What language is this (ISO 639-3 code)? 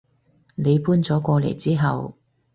yue